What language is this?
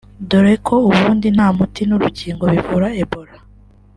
Kinyarwanda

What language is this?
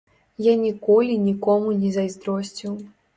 Belarusian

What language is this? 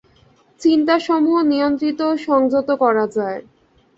Bangla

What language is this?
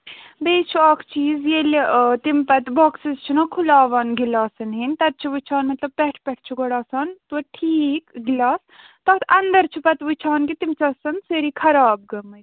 Kashmiri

